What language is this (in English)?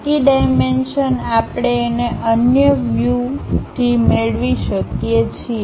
Gujarati